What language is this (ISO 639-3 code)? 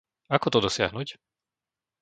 slk